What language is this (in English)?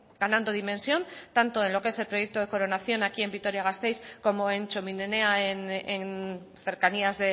Spanish